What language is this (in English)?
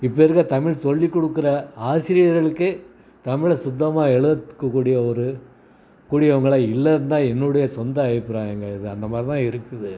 Tamil